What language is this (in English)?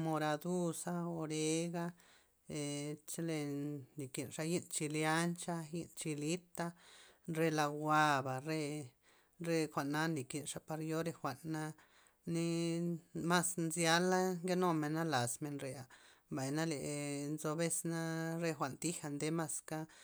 Loxicha Zapotec